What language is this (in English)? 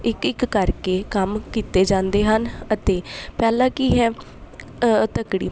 Punjabi